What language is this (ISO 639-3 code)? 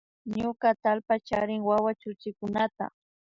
qvi